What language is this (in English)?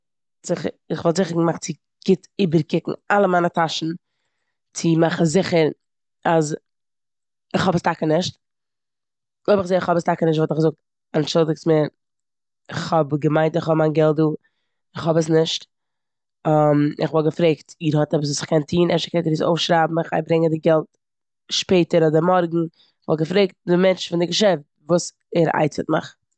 Yiddish